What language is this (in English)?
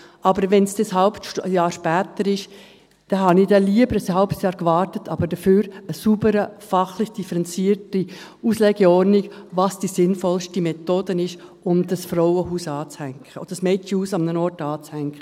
Swiss German